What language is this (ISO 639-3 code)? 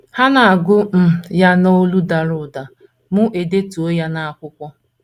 ibo